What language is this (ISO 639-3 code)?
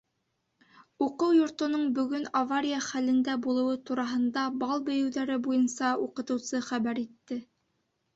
bak